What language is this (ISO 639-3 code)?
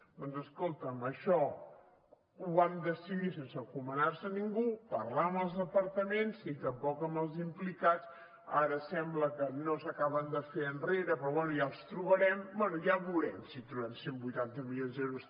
cat